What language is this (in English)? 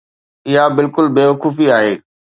Sindhi